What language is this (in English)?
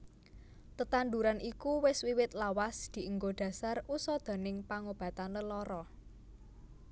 Javanese